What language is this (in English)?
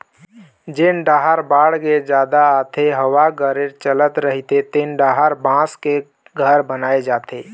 Chhattisgarhi